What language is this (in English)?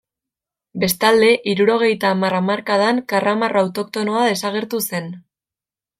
Basque